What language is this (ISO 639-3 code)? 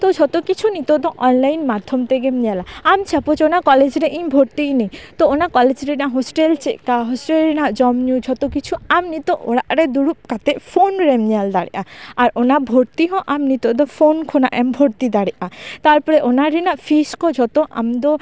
sat